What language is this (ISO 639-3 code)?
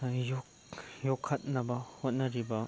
mni